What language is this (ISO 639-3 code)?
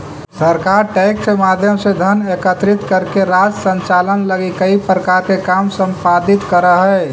mag